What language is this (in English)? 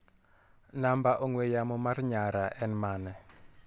Luo (Kenya and Tanzania)